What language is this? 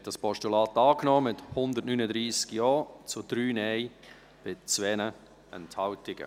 Swiss German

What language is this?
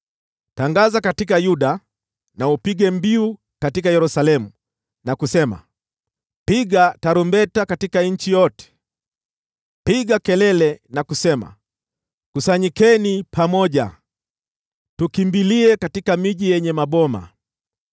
Swahili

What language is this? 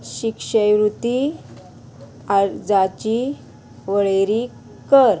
Konkani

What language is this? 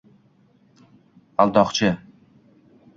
Uzbek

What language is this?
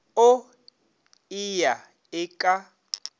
Northern Sotho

